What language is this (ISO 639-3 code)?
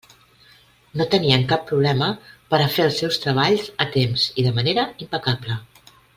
cat